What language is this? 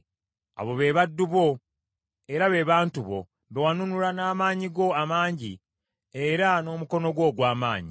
Ganda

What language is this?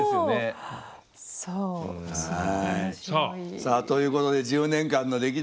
Japanese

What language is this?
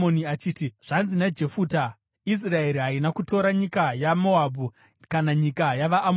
Shona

